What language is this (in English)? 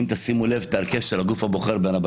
Hebrew